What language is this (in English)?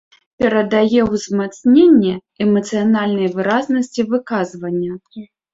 Belarusian